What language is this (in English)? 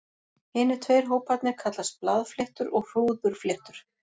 Icelandic